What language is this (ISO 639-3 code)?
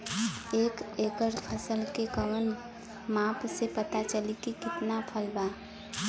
bho